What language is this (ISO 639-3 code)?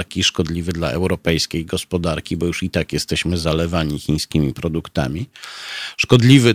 pol